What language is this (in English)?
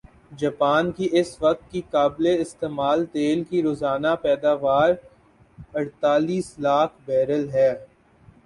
Urdu